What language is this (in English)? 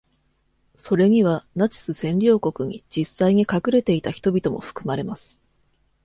Japanese